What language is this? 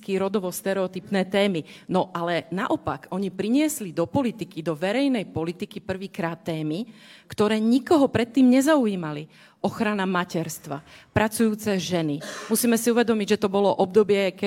Slovak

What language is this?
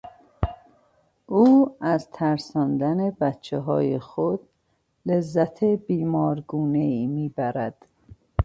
Persian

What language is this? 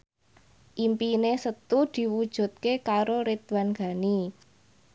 Javanese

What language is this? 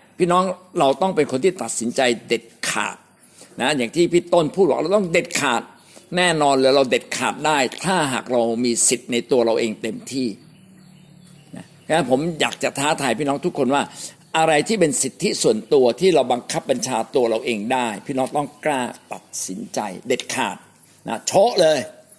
Thai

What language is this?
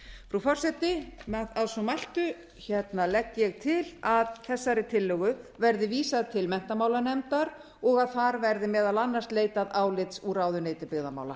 Icelandic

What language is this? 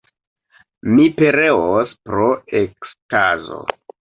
Esperanto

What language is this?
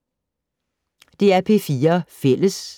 Danish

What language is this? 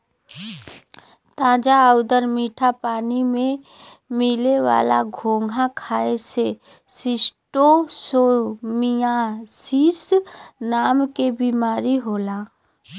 Bhojpuri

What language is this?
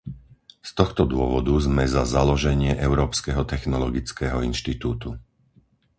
Slovak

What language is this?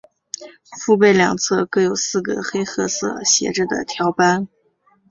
Chinese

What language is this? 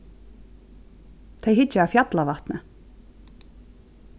Faroese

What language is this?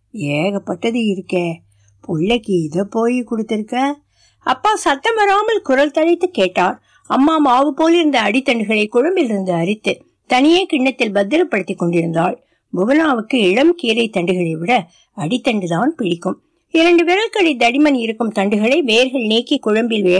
Tamil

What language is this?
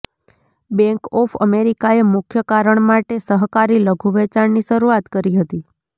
Gujarati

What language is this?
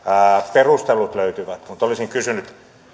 Finnish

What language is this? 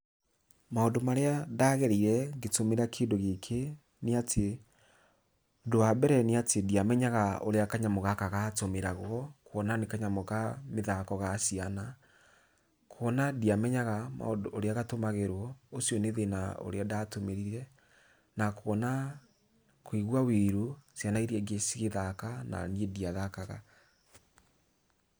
Kikuyu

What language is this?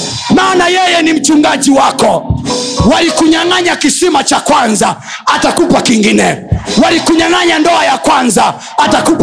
Swahili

